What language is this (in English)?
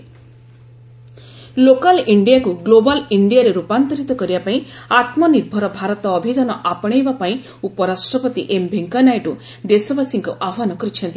Odia